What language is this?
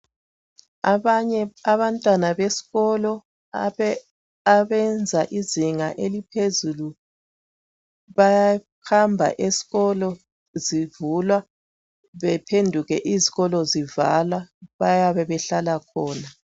North Ndebele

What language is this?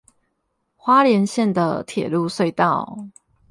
Chinese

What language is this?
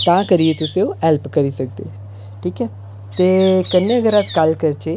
Dogri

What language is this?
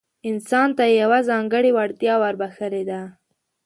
Pashto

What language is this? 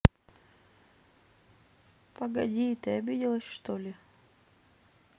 Russian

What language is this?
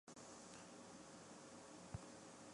Chinese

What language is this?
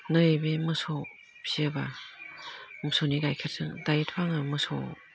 Bodo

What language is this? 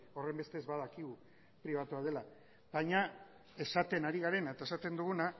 Basque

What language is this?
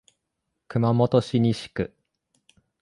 Japanese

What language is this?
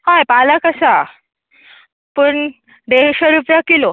Konkani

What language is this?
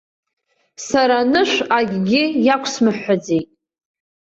Abkhazian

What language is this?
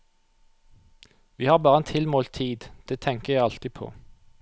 Norwegian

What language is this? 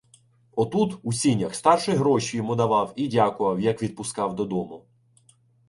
Ukrainian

